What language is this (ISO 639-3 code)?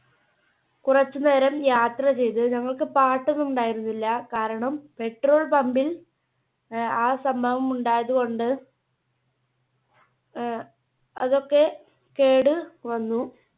mal